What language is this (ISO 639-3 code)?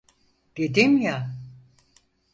tur